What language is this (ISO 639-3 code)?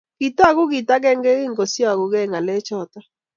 kln